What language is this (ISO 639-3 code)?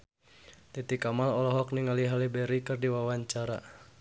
sun